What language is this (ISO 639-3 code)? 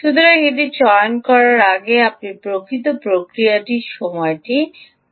ben